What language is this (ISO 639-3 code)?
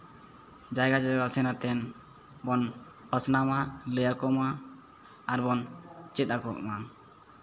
sat